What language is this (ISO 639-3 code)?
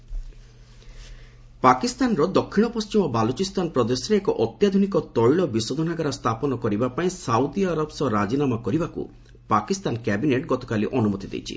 ori